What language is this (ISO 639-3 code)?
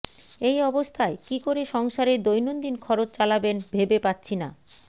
ben